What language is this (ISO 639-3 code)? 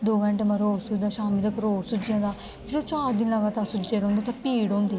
doi